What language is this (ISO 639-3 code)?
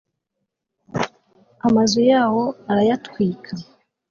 kin